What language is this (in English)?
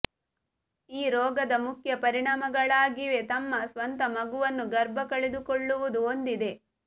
Kannada